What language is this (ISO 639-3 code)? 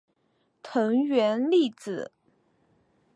zho